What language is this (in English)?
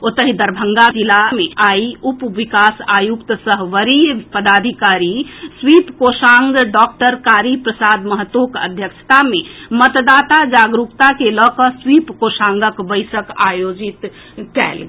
Maithili